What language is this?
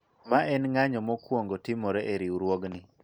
Luo (Kenya and Tanzania)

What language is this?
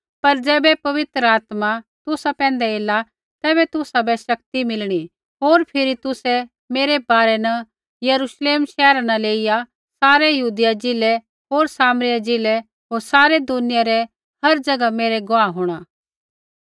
Kullu Pahari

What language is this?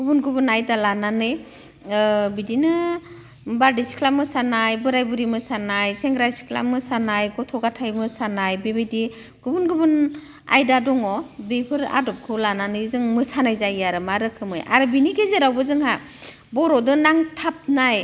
Bodo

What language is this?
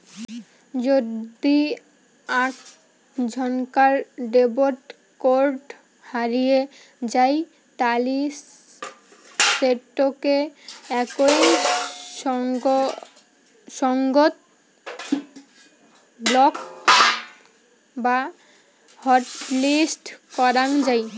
Bangla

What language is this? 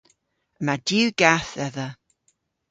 Cornish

